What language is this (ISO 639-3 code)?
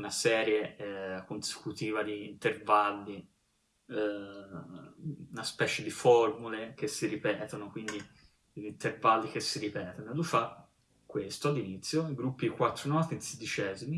ita